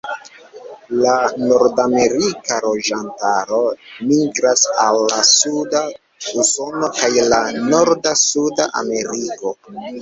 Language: Esperanto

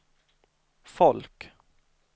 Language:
Swedish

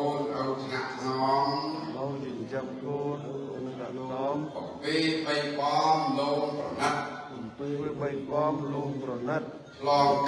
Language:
English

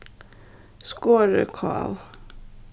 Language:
Faroese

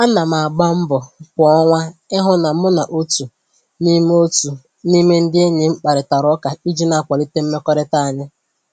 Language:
Igbo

